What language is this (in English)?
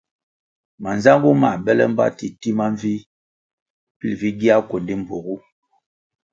Kwasio